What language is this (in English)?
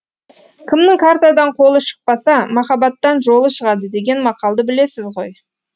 Kazakh